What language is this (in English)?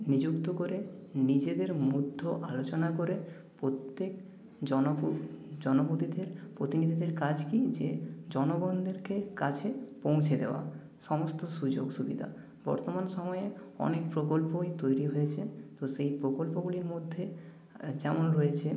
Bangla